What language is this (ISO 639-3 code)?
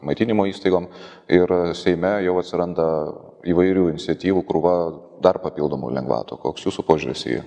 lit